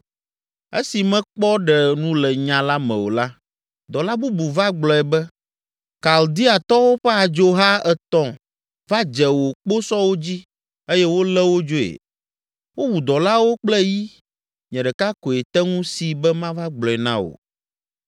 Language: Ewe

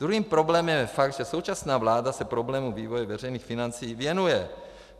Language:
Czech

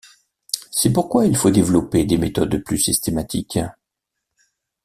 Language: French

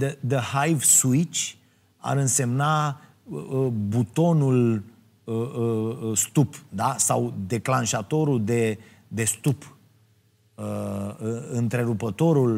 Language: Romanian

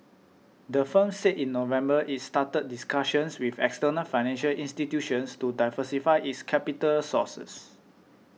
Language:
English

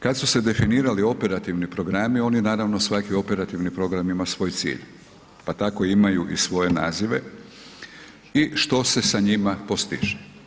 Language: Croatian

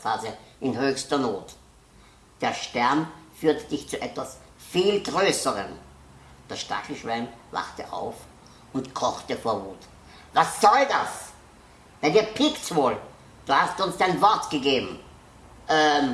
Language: German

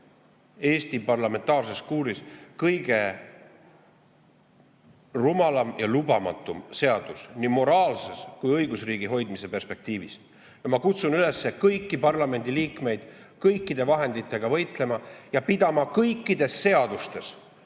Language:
Estonian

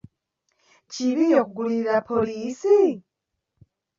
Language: Ganda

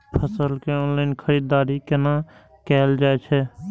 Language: Maithili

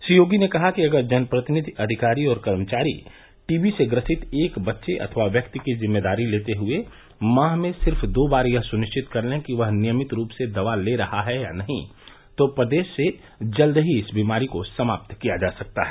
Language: Hindi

